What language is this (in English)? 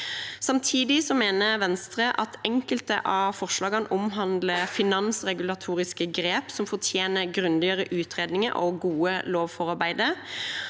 Norwegian